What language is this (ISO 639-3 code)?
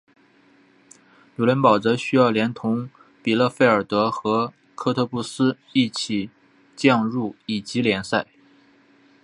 zho